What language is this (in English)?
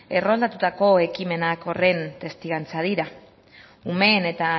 Basque